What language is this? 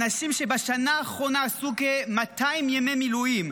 Hebrew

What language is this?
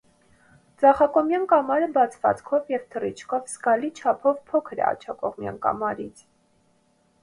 Armenian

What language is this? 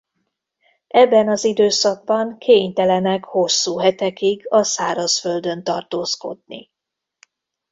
Hungarian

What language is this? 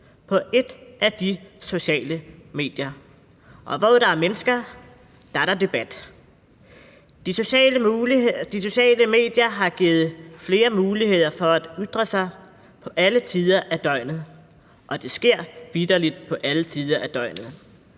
Danish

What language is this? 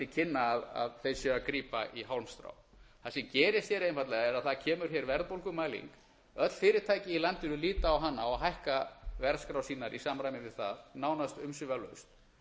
Icelandic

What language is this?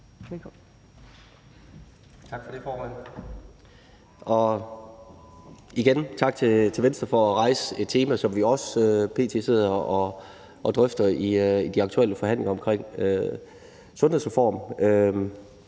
Danish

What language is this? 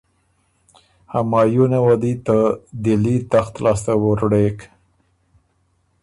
Ormuri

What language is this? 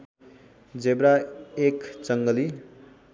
Nepali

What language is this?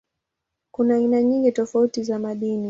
Swahili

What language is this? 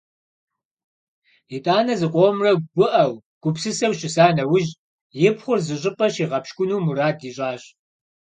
Kabardian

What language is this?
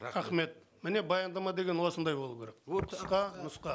Kazakh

